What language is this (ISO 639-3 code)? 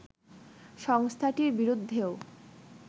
ben